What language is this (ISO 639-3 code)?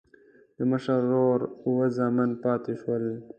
pus